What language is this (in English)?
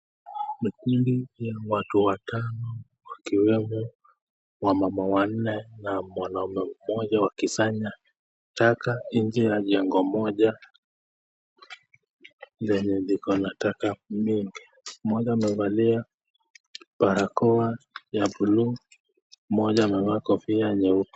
Swahili